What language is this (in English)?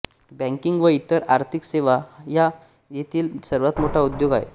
Marathi